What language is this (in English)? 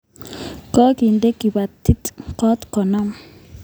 Kalenjin